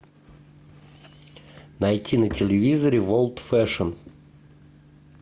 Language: Russian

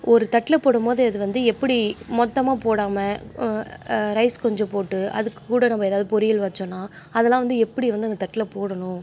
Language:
Tamil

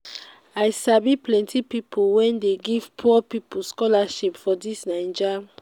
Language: Nigerian Pidgin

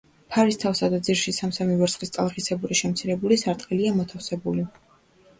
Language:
Georgian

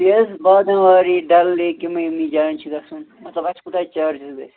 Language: Kashmiri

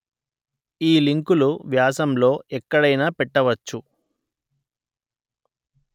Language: Telugu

